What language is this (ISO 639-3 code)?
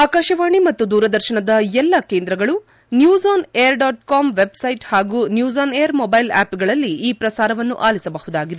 kan